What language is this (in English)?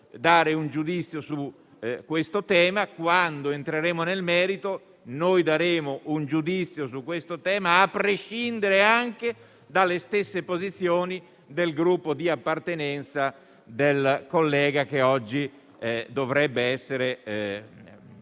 Italian